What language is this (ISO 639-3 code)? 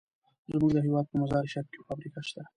pus